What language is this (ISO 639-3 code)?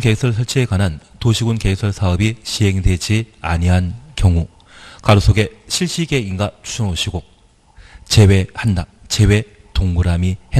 kor